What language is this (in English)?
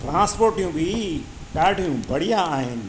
Sindhi